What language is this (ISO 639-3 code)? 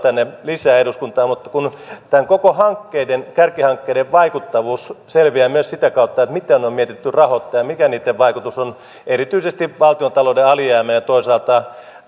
fin